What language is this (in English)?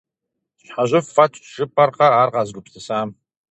Kabardian